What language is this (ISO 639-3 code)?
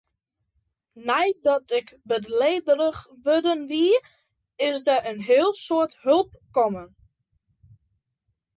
fry